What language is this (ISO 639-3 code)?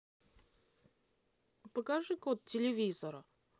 rus